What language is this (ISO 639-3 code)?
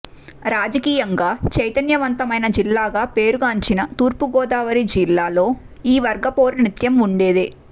tel